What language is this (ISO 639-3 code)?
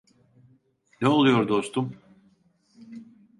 tur